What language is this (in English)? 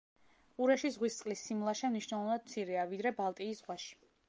Georgian